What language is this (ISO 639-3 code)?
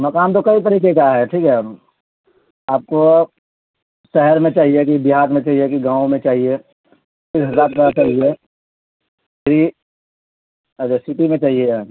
urd